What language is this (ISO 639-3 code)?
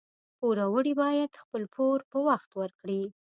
pus